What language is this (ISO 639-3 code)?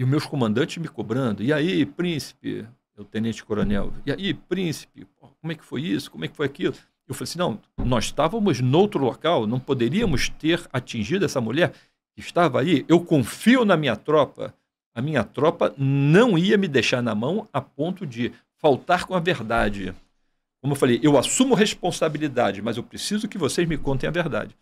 por